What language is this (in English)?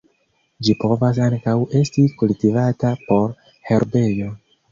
Esperanto